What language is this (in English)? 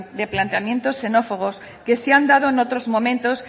Spanish